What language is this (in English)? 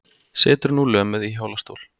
Icelandic